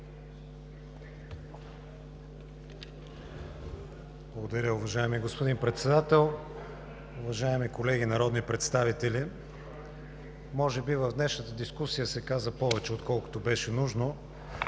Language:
Bulgarian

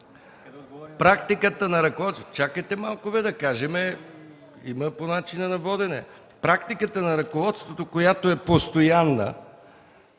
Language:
Bulgarian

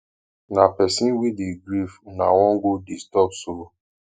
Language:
Nigerian Pidgin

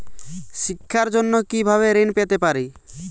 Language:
Bangla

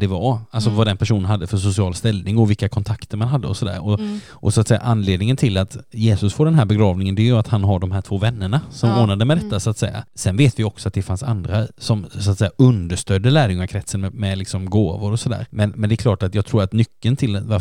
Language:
Swedish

